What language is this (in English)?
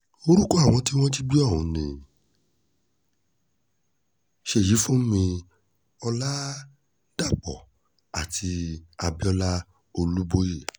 Yoruba